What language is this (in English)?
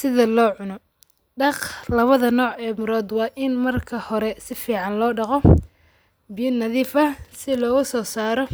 Somali